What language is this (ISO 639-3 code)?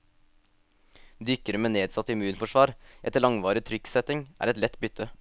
nor